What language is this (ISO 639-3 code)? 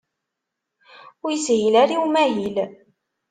kab